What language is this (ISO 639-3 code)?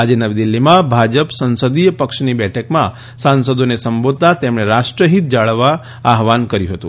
guj